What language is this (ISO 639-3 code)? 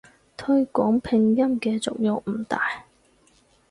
yue